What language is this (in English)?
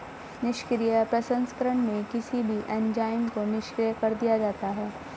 Hindi